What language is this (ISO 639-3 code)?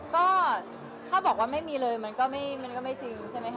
tha